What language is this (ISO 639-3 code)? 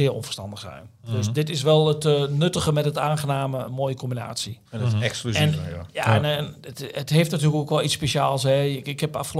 nld